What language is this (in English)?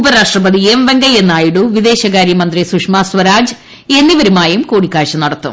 Malayalam